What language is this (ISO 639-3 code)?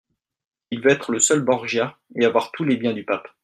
fra